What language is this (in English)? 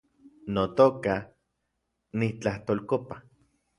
Central Puebla Nahuatl